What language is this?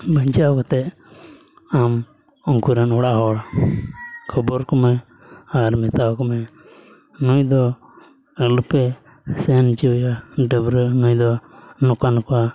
Santali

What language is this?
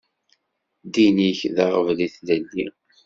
Kabyle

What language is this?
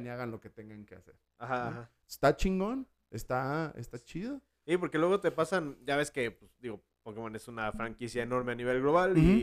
Spanish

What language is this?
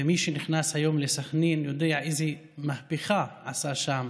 Hebrew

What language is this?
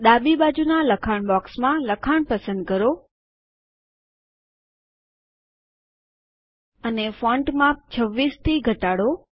Gujarati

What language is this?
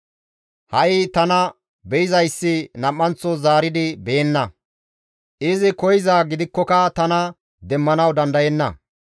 Gamo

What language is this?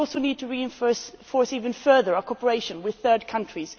English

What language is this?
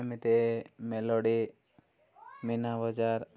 Odia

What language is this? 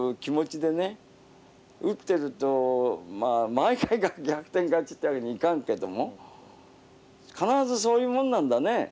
Japanese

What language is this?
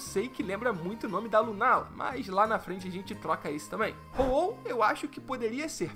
Portuguese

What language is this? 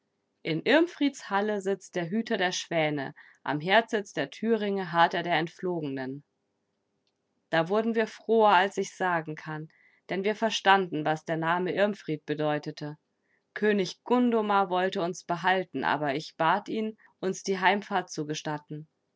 German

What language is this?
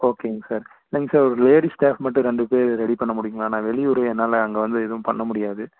Tamil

